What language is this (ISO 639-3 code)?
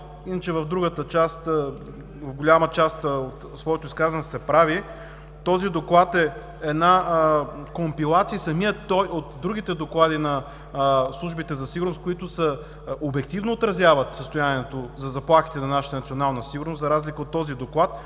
bul